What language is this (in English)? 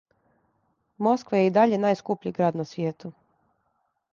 Serbian